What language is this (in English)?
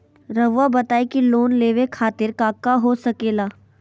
Magahi